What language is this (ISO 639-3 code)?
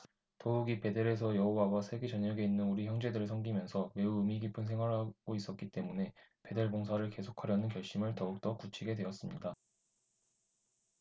kor